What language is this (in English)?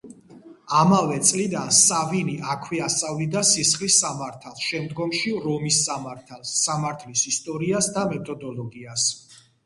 Georgian